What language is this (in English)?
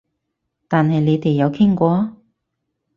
Cantonese